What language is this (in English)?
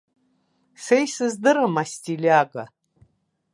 Abkhazian